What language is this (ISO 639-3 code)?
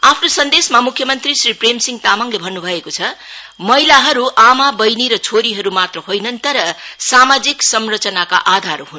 nep